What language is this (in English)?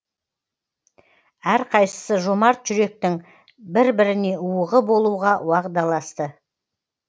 Kazakh